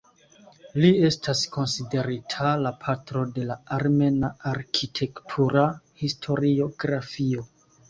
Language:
Esperanto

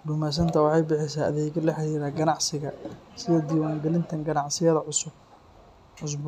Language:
Somali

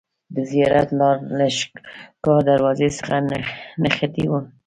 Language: Pashto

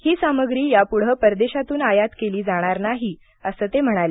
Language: Marathi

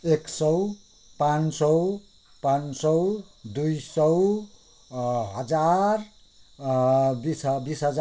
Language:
Nepali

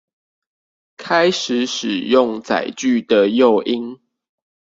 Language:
Chinese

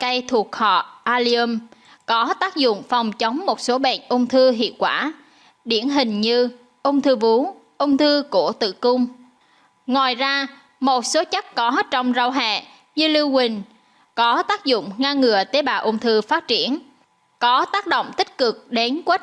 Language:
Vietnamese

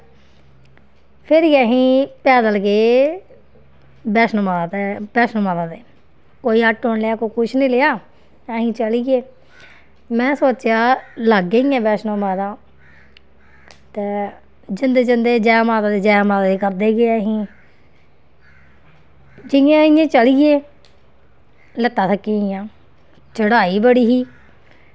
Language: Dogri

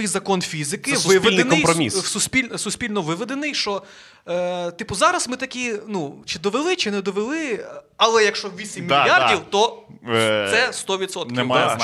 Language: Ukrainian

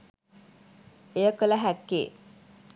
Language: Sinhala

